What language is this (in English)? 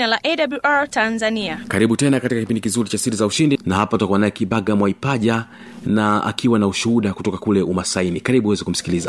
Swahili